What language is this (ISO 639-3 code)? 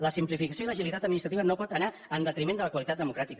cat